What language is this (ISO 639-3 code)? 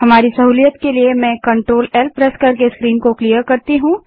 hin